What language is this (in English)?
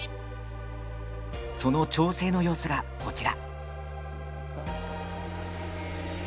Japanese